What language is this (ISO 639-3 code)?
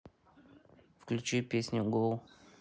rus